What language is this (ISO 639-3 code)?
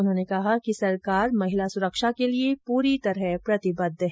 hin